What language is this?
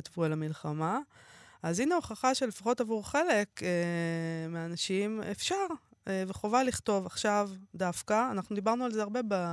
Hebrew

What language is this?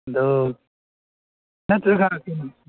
Manipuri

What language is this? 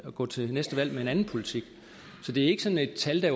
Danish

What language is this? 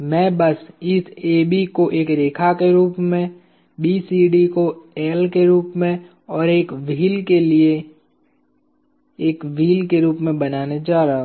Hindi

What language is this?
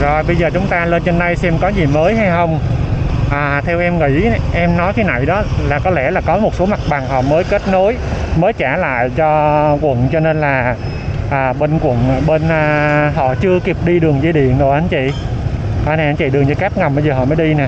Vietnamese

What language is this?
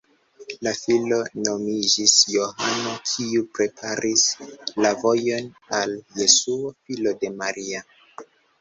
Esperanto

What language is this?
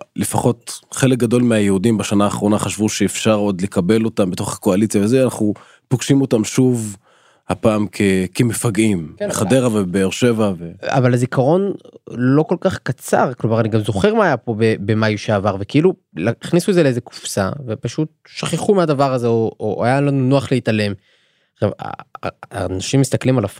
Hebrew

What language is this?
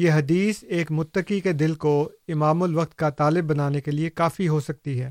Urdu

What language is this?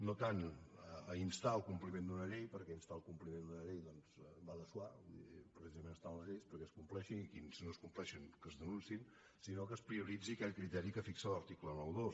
Catalan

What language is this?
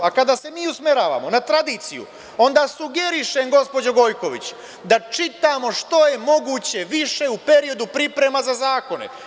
Serbian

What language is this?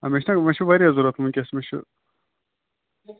Kashmiri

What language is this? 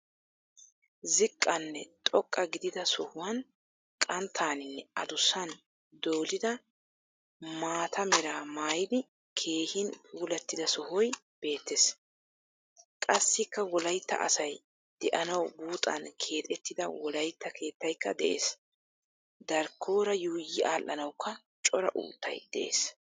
Wolaytta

